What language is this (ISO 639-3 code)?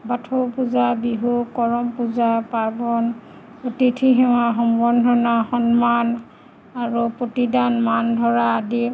asm